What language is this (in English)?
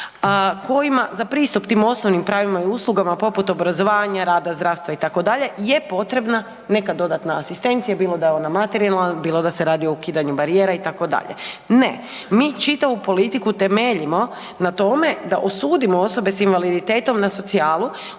Croatian